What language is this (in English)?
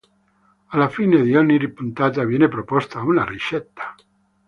Italian